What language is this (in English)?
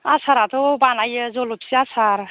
Bodo